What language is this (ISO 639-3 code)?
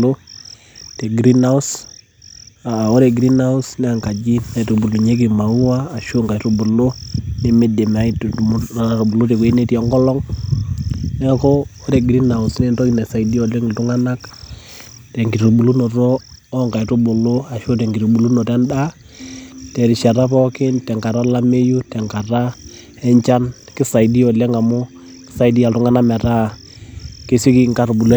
mas